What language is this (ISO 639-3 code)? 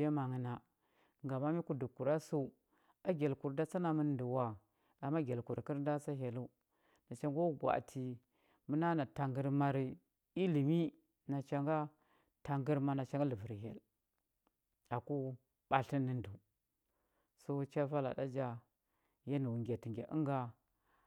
hbb